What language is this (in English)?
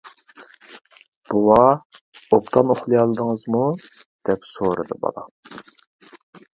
Uyghur